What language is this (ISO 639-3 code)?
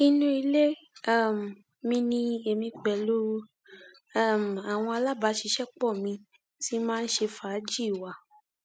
yor